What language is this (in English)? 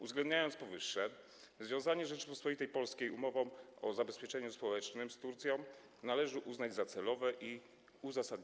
Polish